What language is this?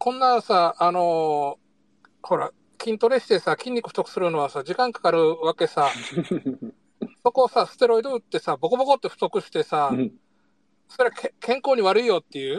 Japanese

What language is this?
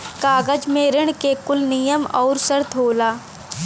Bhojpuri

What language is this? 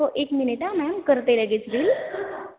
Marathi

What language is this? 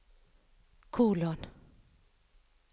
Norwegian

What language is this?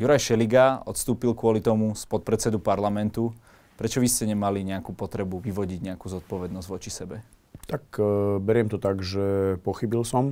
Slovak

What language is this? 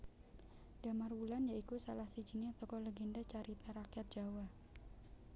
Javanese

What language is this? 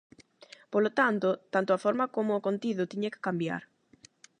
Galician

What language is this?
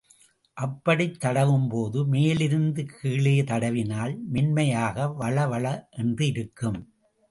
Tamil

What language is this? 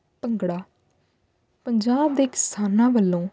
Punjabi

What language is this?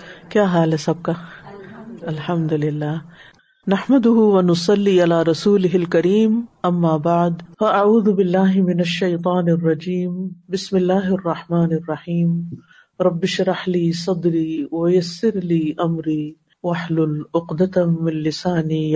Urdu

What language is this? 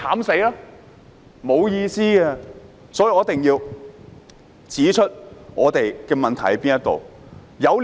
Cantonese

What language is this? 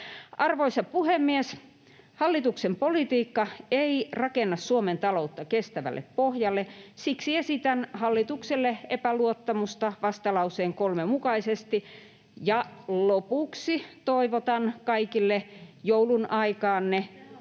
Finnish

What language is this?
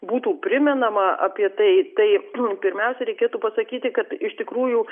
Lithuanian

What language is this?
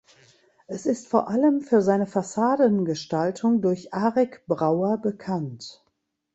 German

